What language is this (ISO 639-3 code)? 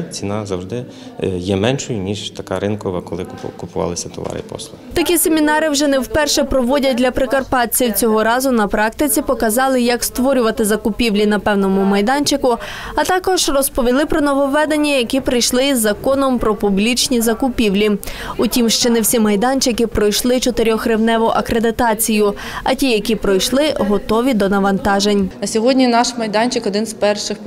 ukr